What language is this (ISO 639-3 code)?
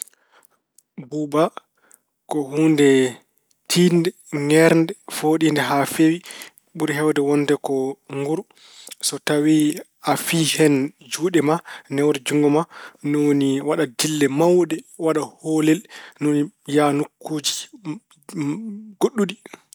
ful